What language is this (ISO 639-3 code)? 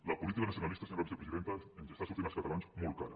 cat